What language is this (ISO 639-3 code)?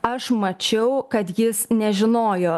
lit